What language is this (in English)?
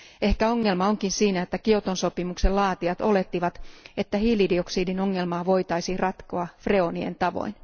Finnish